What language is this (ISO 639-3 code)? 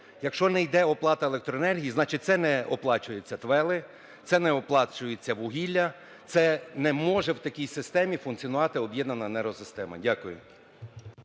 ukr